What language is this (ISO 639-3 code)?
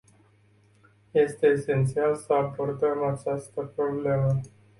ron